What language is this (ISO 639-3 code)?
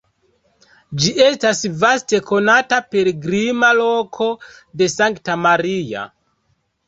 epo